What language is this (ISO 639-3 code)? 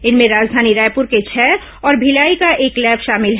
hin